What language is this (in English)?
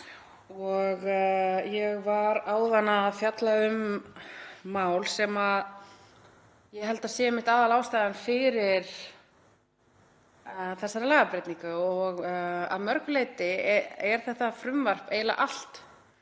Icelandic